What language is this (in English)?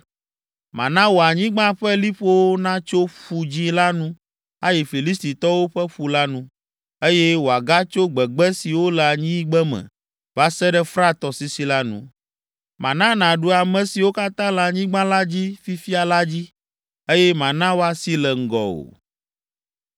Ewe